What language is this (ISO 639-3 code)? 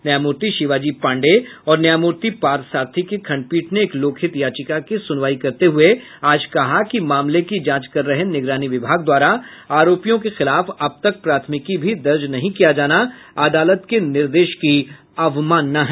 hin